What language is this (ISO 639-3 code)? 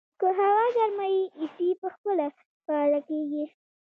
pus